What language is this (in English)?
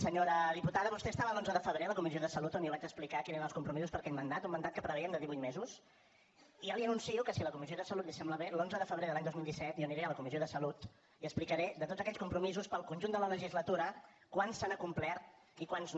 Catalan